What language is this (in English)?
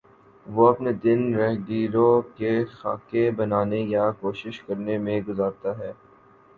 Urdu